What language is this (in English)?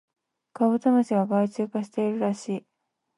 Japanese